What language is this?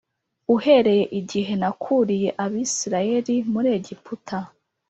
Kinyarwanda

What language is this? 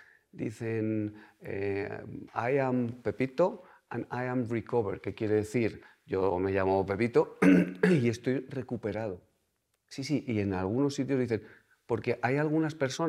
Spanish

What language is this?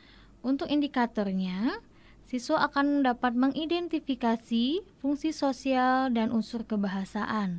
Indonesian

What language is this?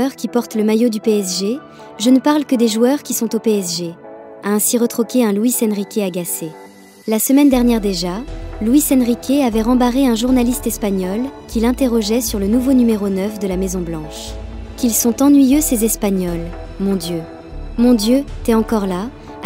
French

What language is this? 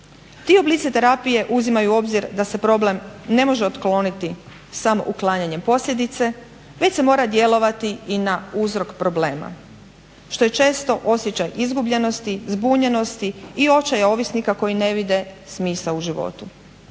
Croatian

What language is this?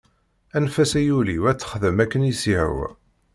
Kabyle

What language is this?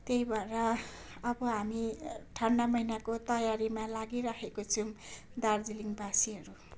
Nepali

